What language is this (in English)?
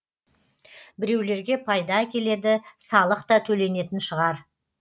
Kazakh